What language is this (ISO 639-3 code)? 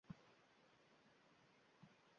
uzb